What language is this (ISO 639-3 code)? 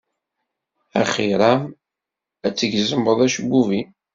kab